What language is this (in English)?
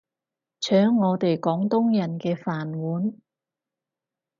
Cantonese